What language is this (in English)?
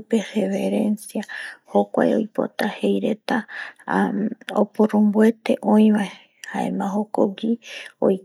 Eastern Bolivian Guaraní